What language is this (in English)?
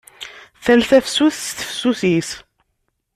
Kabyle